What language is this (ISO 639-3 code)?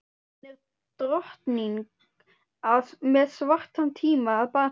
isl